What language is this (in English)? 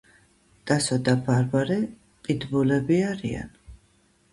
Georgian